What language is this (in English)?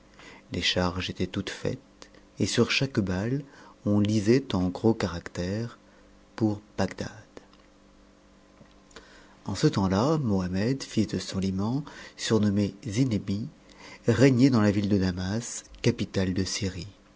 French